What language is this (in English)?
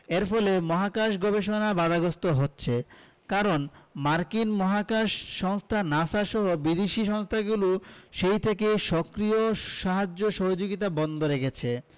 Bangla